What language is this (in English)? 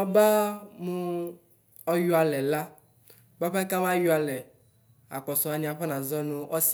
Ikposo